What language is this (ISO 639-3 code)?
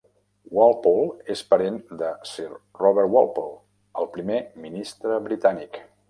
cat